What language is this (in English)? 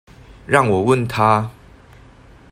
Chinese